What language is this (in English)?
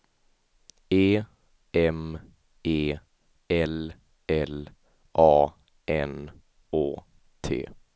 Swedish